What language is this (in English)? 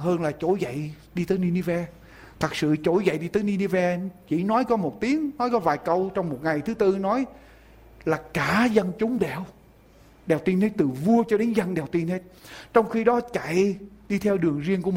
Vietnamese